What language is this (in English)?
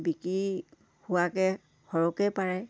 Assamese